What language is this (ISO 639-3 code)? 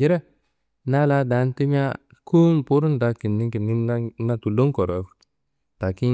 kbl